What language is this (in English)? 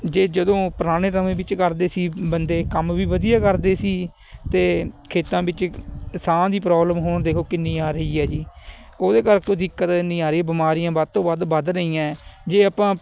Punjabi